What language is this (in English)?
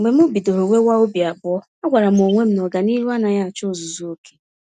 Igbo